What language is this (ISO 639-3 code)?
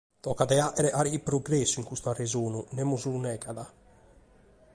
srd